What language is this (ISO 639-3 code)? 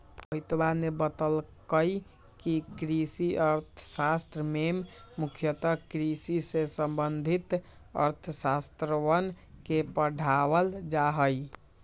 mag